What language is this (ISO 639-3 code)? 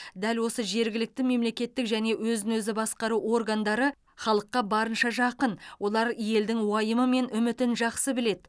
kaz